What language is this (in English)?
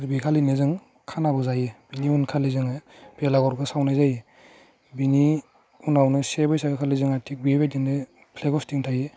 Bodo